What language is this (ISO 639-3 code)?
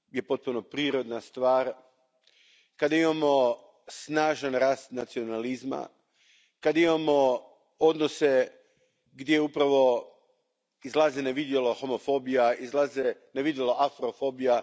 hrv